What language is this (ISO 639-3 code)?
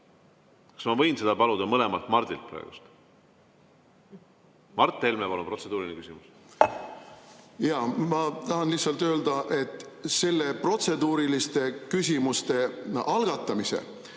est